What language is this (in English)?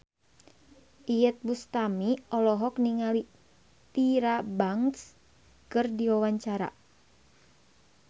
Sundanese